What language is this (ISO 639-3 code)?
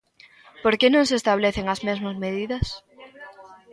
glg